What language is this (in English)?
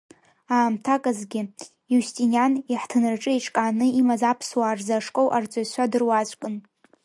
Abkhazian